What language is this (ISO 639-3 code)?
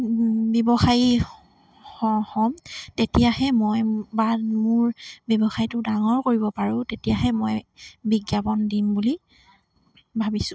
asm